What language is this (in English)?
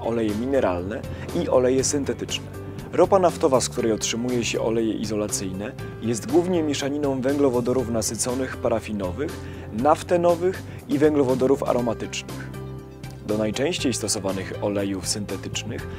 Polish